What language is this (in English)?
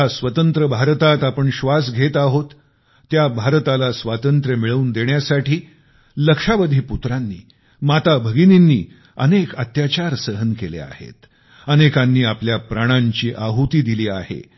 Marathi